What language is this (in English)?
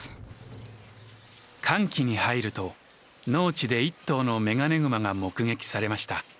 Japanese